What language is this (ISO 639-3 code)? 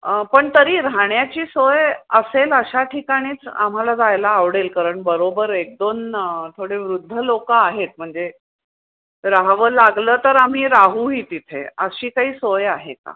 mar